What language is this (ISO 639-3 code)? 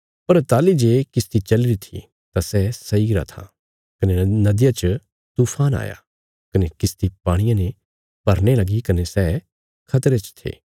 kfs